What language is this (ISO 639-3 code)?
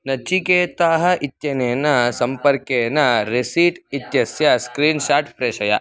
san